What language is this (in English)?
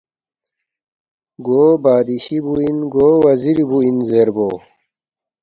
Balti